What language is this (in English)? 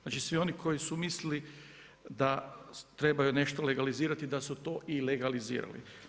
Croatian